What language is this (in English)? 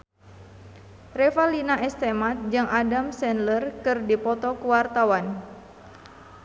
Sundanese